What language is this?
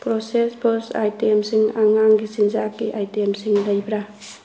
Manipuri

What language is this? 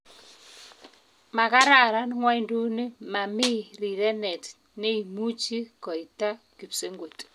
Kalenjin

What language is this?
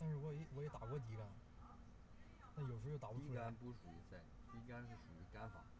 Chinese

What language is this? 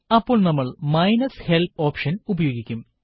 Malayalam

